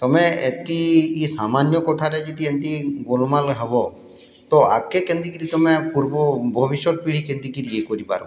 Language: Odia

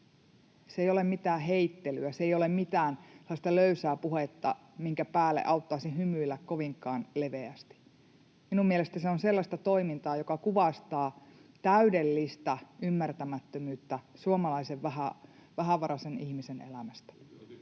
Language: Finnish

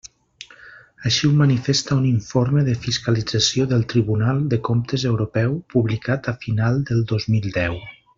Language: Catalan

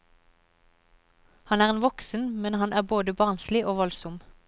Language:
Norwegian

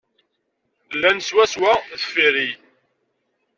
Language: Kabyle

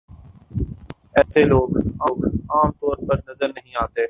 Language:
Urdu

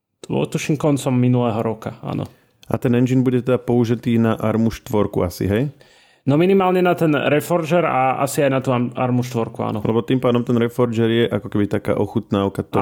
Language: Slovak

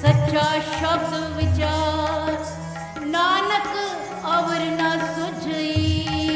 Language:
Punjabi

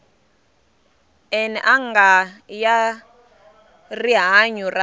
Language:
Tsonga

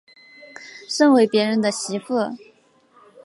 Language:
Chinese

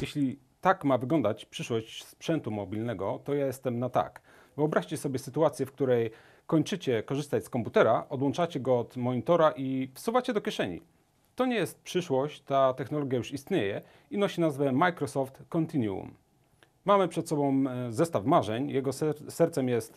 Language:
Polish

